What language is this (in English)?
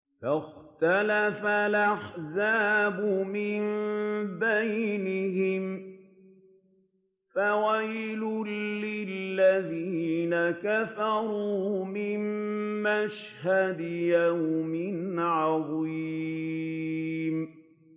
Arabic